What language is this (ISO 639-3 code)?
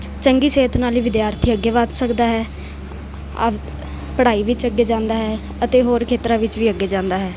pan